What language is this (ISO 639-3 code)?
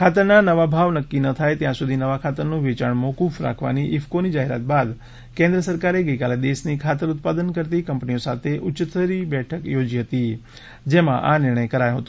guj